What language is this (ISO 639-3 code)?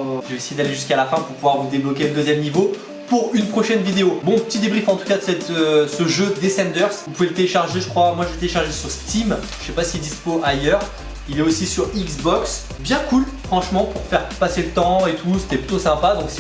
fra